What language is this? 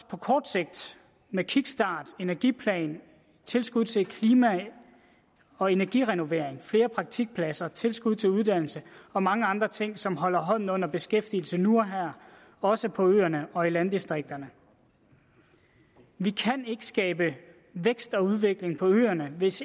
Danish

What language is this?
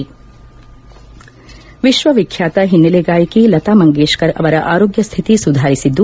Kannada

